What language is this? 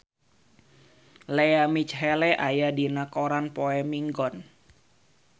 Sundanese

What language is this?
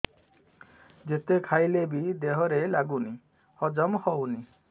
Odia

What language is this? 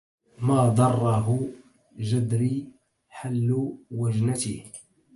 Arabic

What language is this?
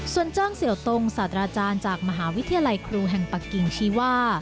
Thai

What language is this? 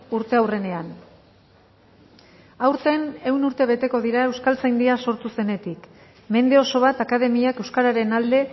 Basque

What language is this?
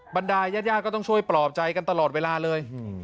Thai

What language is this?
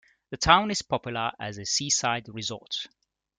English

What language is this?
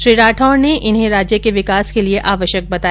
Hindi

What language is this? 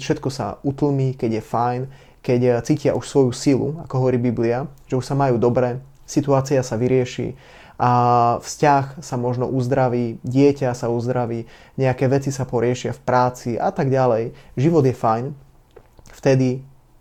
Slovak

